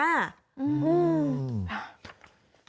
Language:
Thai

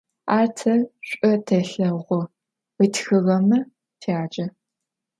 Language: Adyghe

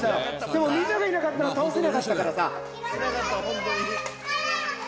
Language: Japanese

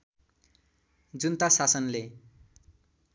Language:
Nepali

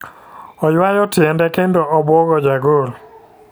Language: Luo (Kenya and Tanzania)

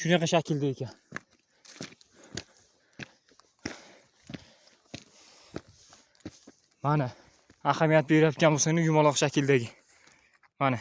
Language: Uzbek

